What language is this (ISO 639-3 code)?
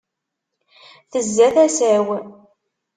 kab